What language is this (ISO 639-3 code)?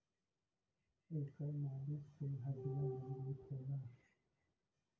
bho